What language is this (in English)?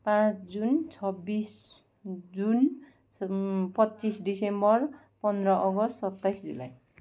Nepali